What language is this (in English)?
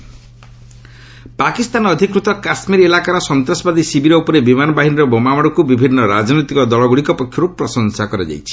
Odia